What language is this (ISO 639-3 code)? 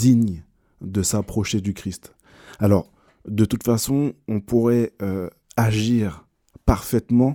fra